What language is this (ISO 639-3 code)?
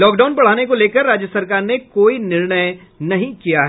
hin